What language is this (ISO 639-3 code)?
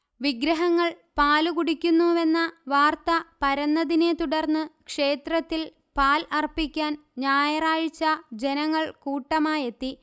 mal